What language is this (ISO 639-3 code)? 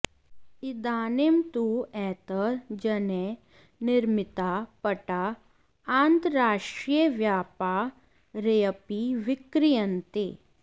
san